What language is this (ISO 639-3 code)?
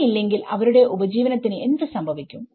mal